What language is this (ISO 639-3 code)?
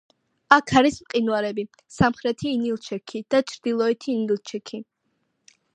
kat